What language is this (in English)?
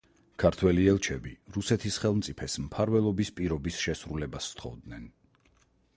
Georgian